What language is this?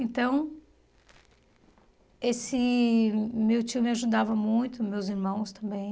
Portuguese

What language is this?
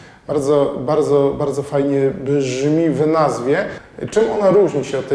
Polish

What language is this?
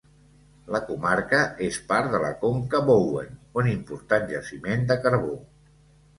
Catalan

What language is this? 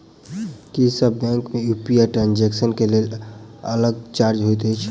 Maithili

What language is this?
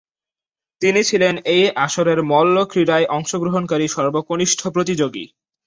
Bangla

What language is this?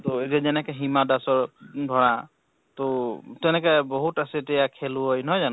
Assamese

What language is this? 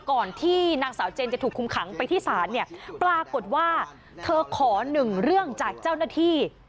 Thai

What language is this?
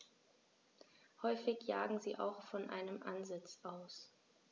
German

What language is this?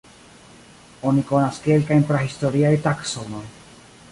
Esperanto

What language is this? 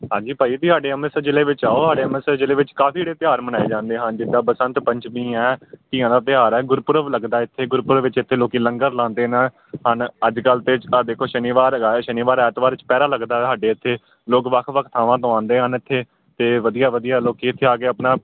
Punjabi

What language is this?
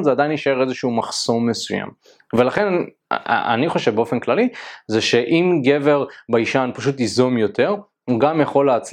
Hebrew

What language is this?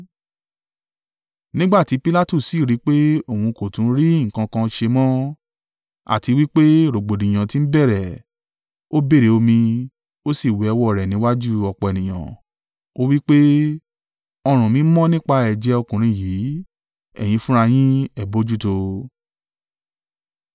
Yoruba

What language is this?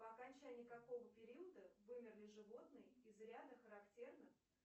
Russian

